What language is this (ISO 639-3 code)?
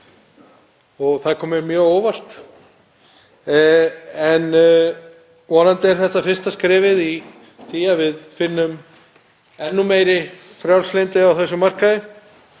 isl